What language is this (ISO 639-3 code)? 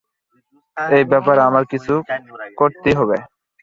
ben